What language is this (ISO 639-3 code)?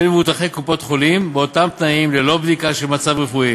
heb